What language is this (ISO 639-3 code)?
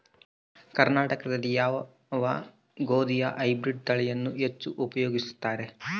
kan